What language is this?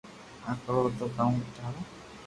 Loarki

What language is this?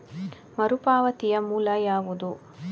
Kannada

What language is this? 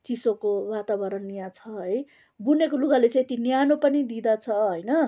Nepali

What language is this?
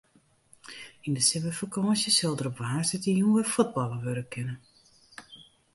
Western Frisian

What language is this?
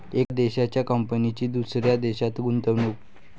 Marathi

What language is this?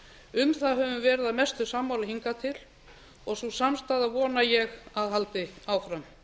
Icelandic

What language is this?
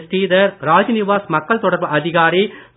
Tamil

